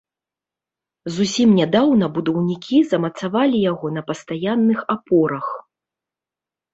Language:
Belarusian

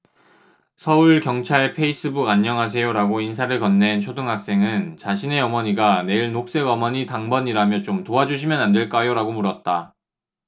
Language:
Korean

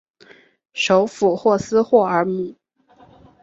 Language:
Chinese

